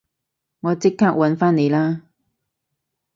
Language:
Cantonese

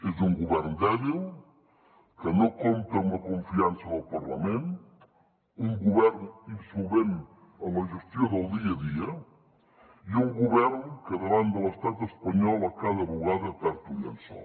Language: Catalan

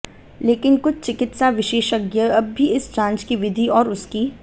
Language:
Hindi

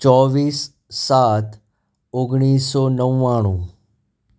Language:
Gujarati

